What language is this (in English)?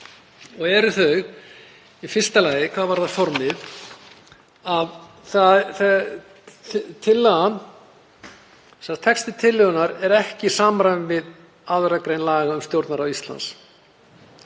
Icelandic